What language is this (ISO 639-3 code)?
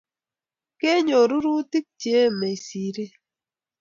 kln